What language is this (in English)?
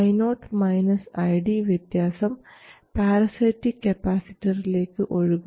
Malayalam